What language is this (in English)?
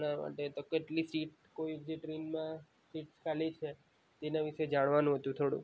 Gujarati